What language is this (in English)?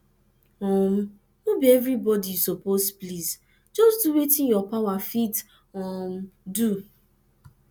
Nigerian Pidgin